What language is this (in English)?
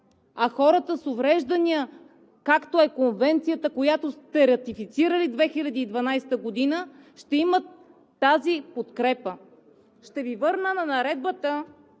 Bulgarian